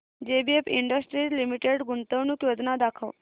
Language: Marathi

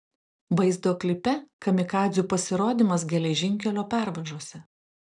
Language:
Lithuanian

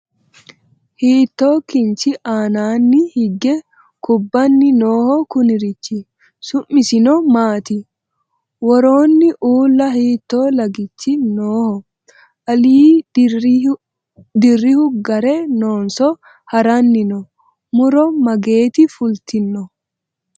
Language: Sidamo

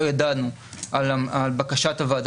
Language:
Hebrew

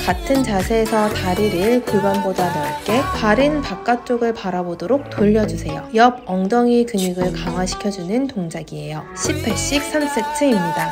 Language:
Korean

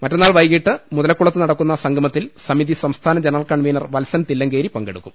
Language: Malayalam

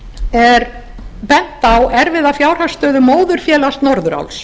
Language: Icelandic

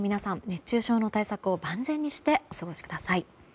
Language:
Japanese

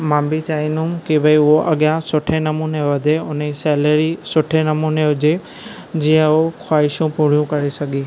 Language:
Sindhi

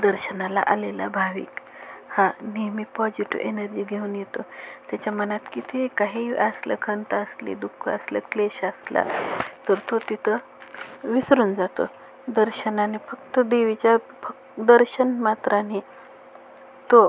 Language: Marathi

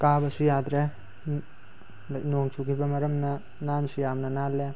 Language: Manipuri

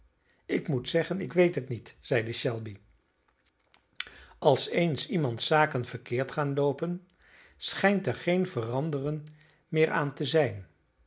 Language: Dutch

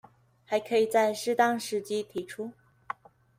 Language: Chinese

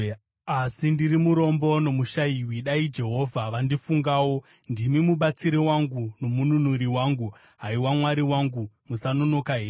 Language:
Shona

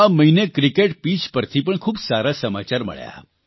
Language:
Gujarati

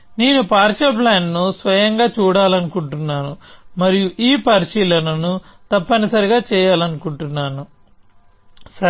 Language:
Telugu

